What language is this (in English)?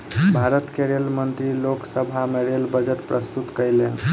Maithili